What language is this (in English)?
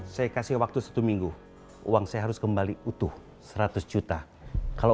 Indonesian